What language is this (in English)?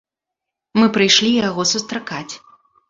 Belarusian